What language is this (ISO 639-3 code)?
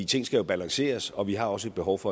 dan